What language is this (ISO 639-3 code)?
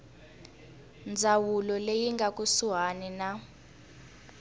tso